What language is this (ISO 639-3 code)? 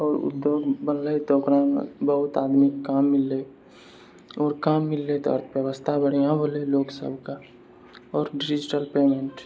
mai